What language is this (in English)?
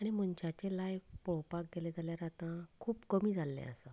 Konkani